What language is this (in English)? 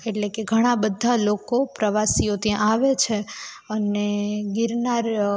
Gujarati